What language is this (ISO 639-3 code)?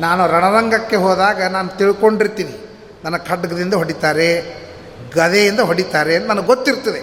kan